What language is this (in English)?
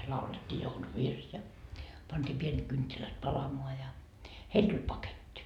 Finnish